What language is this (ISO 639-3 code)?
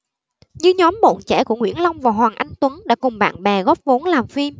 vie